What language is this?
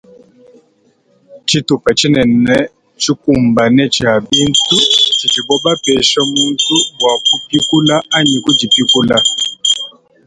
Luba-Lulua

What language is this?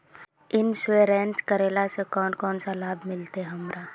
Magahi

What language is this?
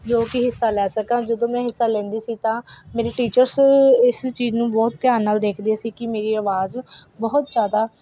Punjabi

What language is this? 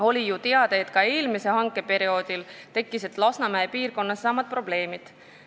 Estonian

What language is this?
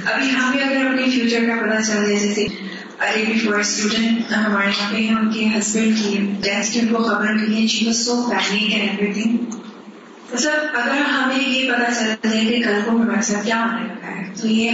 Urdu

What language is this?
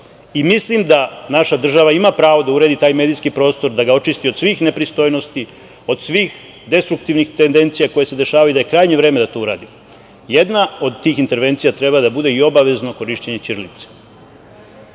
Serbian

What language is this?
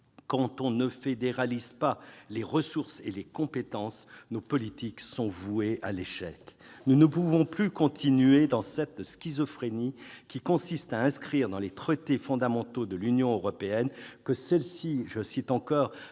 French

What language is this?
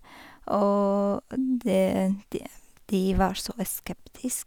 Norwegian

